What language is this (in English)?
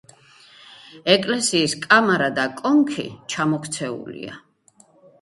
Georgian